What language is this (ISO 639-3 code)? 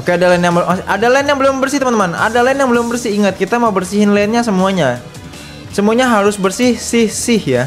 ind